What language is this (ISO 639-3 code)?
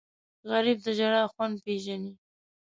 pus